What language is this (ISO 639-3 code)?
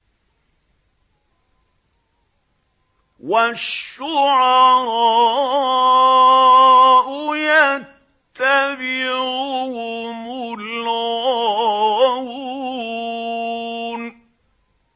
ara